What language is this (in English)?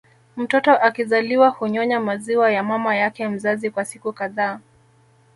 Swahili